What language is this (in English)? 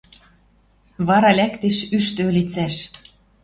Western Mari